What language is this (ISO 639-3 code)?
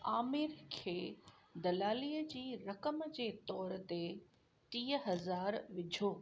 snd